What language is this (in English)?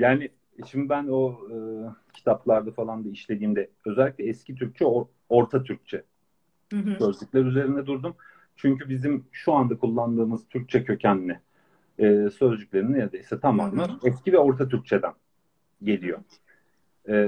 Turkish